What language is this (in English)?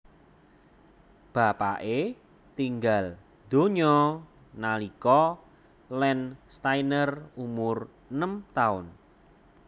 Javanese